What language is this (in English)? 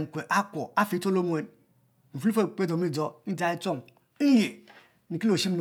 Mbe